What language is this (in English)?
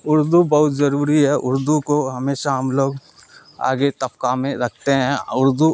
Urdu